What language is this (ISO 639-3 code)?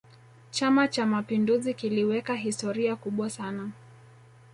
swa